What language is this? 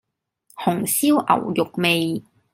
Cantonese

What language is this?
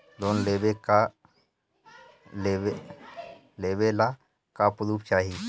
Bhojpuri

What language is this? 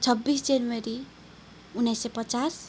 Nepali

